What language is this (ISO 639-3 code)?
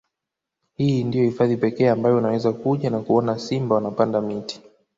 swa